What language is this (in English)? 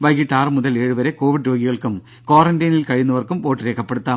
Malayalam